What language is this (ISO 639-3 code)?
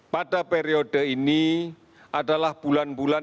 ind